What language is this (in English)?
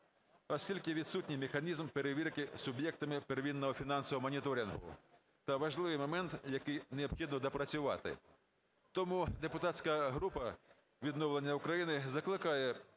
Ukrainian